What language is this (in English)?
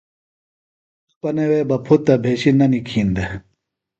Phalura